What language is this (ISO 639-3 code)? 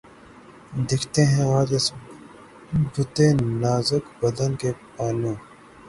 urd